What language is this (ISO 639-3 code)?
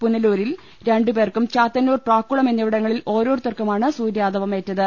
mal